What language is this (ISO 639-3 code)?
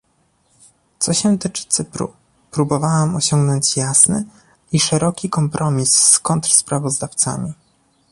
pol